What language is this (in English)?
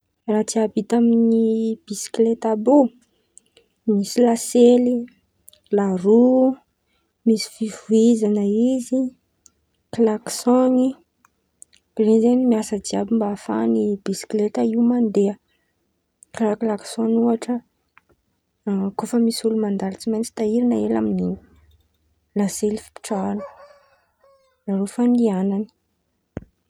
Antankarana Malagasy